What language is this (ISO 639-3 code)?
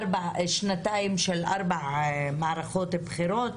heb